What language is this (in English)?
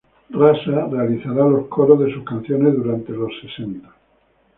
Spanish